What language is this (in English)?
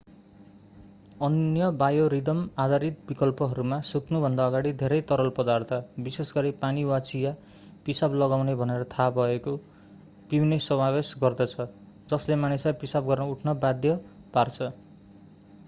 Nepali